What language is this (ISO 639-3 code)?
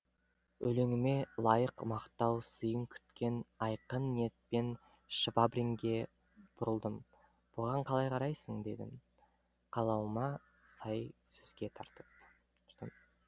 kaz